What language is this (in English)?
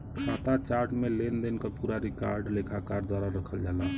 Bhojpuri